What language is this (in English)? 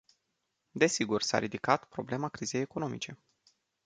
Romanian